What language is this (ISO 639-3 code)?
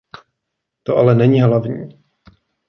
ces